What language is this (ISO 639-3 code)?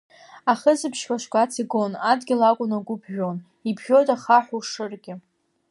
abk